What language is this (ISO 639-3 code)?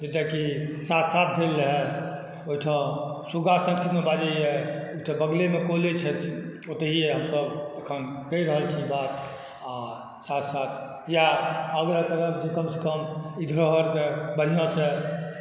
mai